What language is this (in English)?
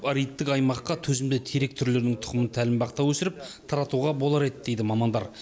Kazakh